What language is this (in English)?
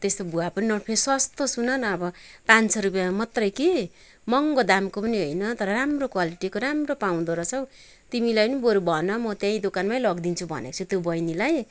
Nepali